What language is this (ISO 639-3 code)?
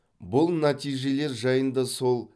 kaz